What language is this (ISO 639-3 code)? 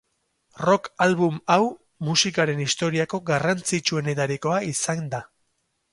eus